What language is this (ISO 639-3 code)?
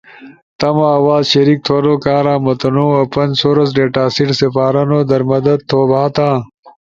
ush